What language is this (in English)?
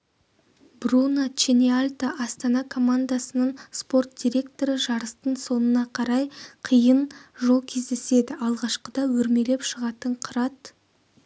Kazakh